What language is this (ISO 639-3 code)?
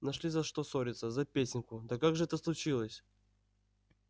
rus